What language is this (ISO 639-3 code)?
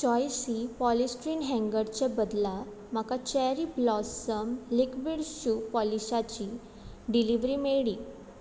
kok